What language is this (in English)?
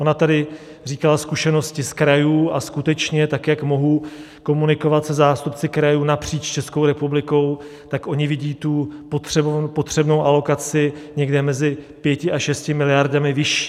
Czech